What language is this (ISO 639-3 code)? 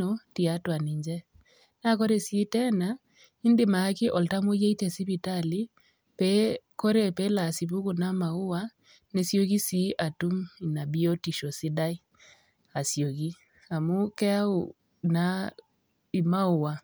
mas